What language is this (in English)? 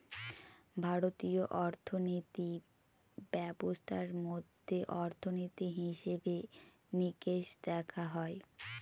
Bangla